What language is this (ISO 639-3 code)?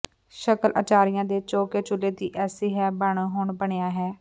pan